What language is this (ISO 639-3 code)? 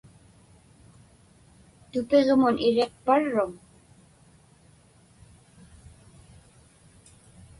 ipk